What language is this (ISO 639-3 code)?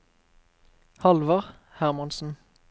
nor